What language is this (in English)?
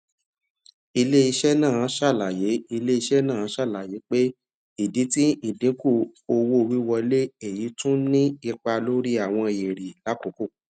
Yoruba